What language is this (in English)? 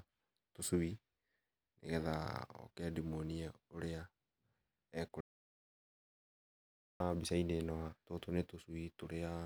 Kikuyu